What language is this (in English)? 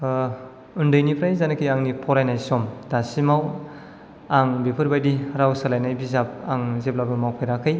Bodo